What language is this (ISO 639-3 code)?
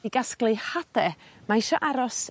cym